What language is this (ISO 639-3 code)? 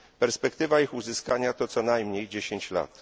pol